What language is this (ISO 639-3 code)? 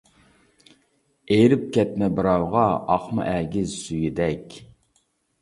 uig